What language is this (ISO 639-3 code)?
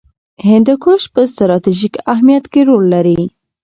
pus